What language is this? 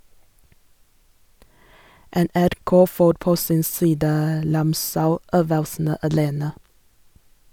Norwegian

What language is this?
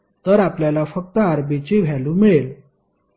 Marathi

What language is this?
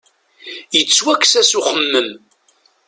Kabyle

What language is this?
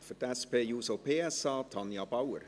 Swiss German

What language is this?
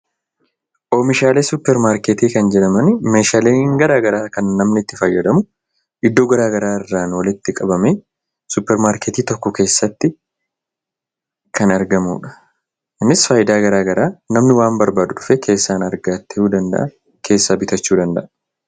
Oromo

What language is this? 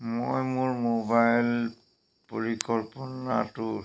Assamese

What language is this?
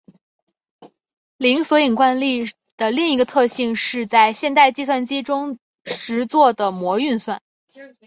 Chinese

